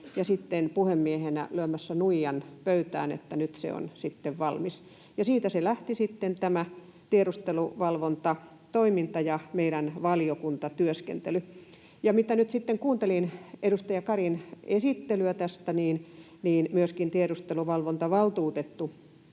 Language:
Finnish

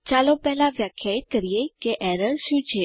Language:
Gujarati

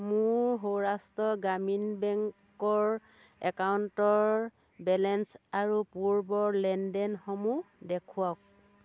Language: Assamese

